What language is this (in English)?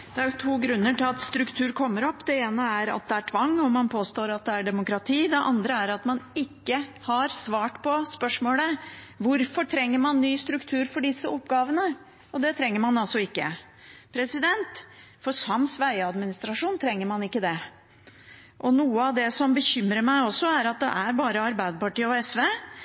Norwegian